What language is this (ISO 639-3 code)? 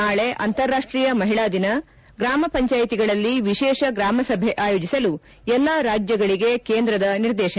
kan